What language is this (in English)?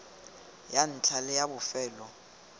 Tswana